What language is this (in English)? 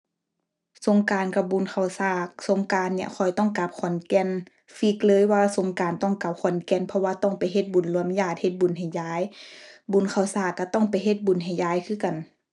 Thai